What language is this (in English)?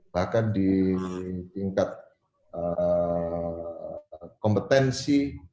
Indonesian